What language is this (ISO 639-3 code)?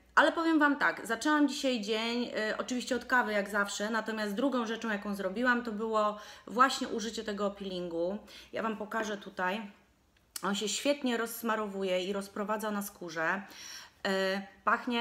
pol